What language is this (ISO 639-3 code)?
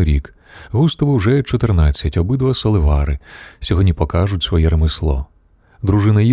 ukr